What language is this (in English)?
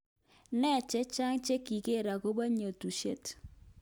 Kalenjin